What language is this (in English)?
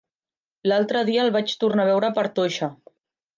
Catalan